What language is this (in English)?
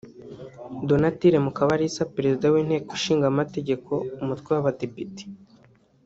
Kinyarwanda